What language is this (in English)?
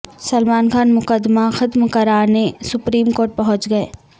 Urdu